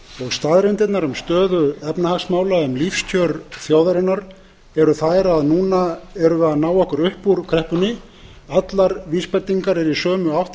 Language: Icelandic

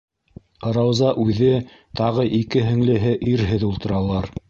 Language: Bashkir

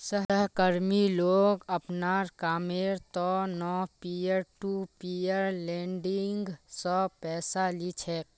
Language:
Magahi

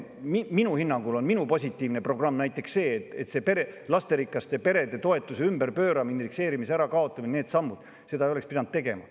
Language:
Estonian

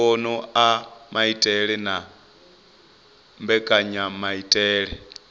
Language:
Venda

